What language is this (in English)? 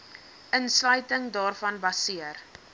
Afrikaans